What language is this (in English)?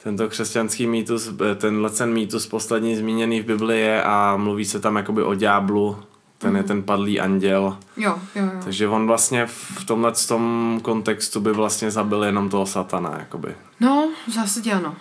Czech